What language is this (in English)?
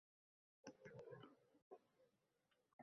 Uzbek